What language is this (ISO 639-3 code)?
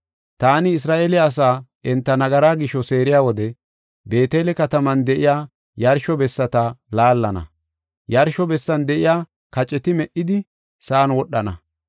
gof